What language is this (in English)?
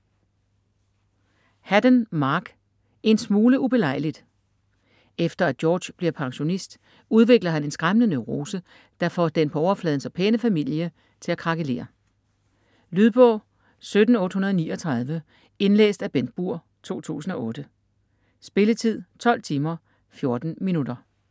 Danish